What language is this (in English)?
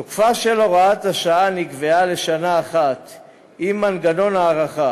Hebrew